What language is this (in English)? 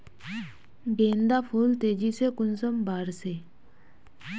Magahi